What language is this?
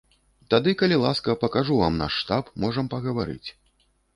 Belarusian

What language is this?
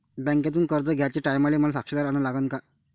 Marathi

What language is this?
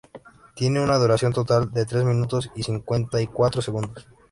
Spanish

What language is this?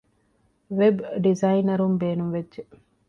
Divehi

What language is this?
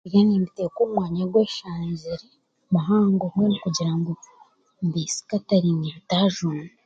Chiga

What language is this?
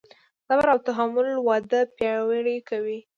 Pashto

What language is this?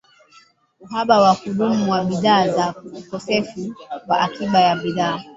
Swahili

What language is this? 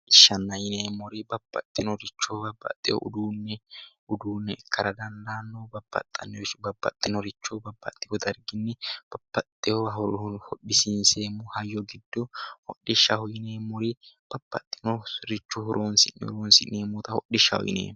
Sidamo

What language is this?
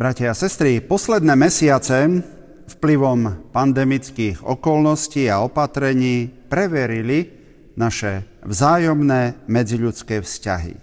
Slovak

